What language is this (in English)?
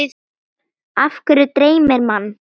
Icelandic